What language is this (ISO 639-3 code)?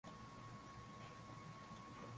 swa